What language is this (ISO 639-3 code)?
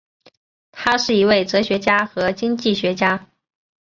zho